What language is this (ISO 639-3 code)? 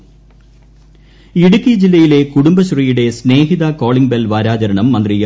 mal